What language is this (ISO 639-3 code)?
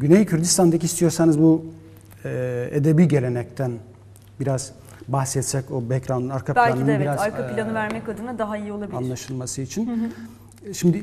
tur